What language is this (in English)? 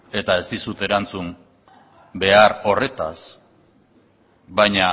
Basque